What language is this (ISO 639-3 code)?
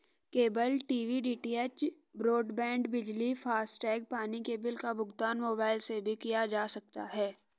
hin